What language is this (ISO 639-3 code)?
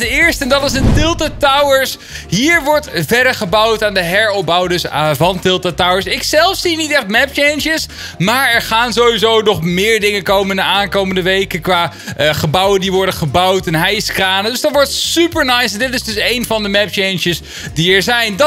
nld